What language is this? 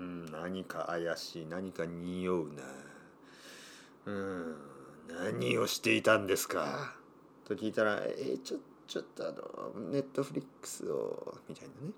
Japanese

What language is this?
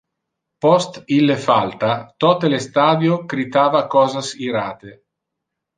Interlingua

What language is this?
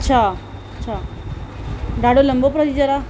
Sindhi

